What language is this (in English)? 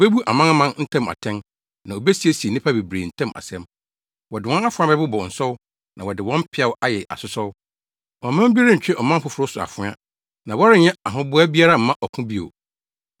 Akan